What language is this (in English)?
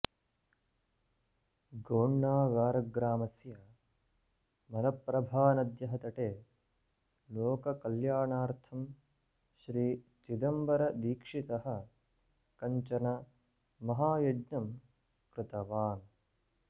Sanskrit